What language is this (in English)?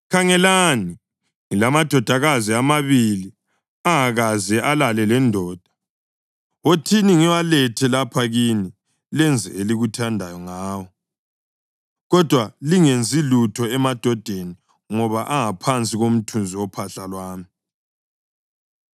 North Ndebele